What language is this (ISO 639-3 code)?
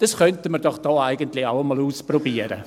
gsw